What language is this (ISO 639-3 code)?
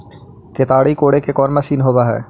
mag